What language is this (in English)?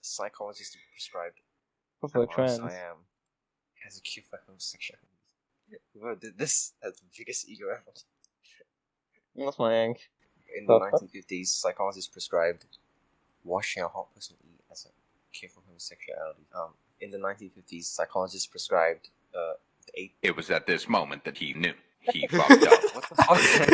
English